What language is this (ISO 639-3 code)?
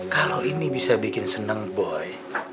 ind